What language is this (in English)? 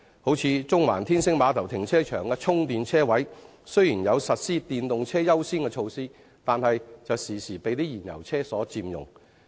Cantonese